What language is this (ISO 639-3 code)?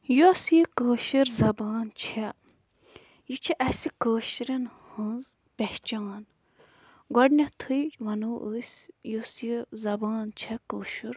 kas